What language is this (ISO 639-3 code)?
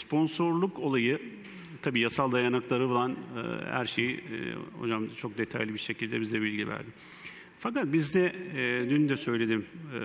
tur